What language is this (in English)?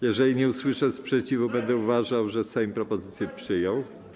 Polish